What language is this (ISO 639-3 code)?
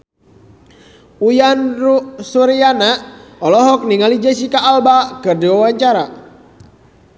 sun